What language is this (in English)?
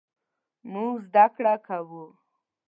Pashto